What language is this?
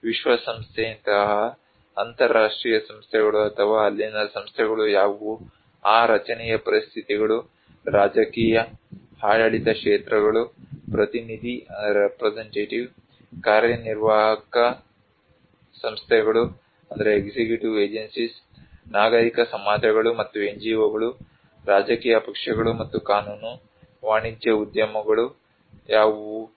Kannada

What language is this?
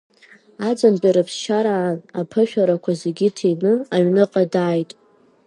Abkhazian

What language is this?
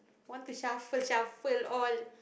English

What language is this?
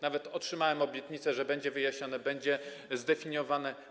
Polish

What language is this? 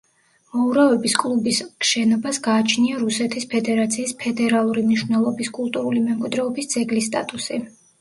Georgian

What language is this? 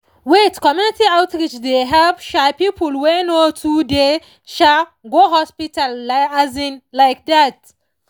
Nigerian Pidgin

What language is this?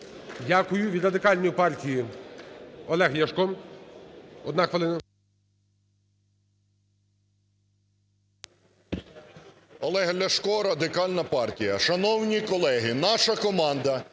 Ukrainian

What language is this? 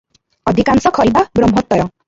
Odia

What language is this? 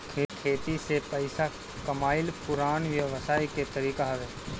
Bhojpuri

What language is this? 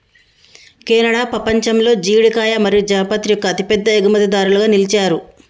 Telugu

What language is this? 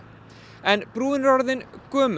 Icelandic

